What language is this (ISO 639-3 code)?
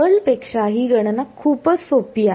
mar